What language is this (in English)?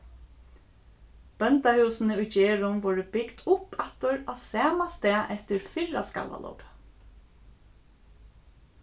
Faroese